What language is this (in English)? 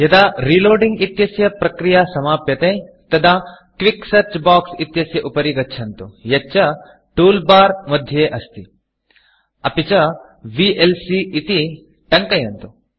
Sanskrit